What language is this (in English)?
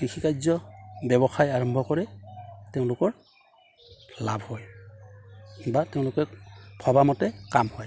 Assamese